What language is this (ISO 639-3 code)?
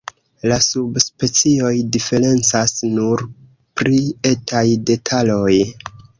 epo